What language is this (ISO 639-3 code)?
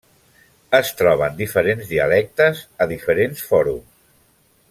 cat